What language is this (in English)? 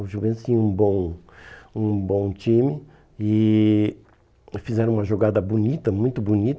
Portuguese